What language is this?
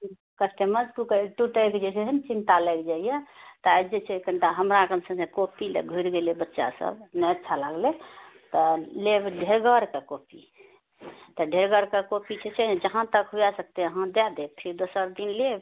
Maithili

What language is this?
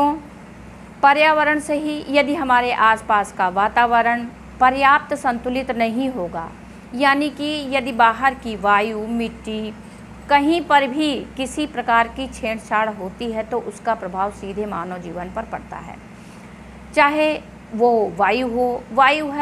Hindi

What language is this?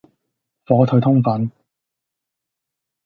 Cantonese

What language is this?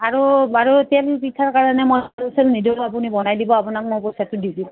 Assamese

